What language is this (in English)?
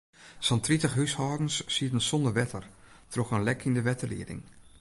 Western Frisian